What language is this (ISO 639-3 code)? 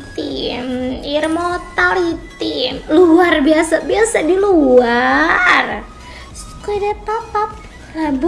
ind